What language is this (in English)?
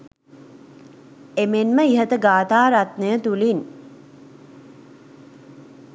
Sinhala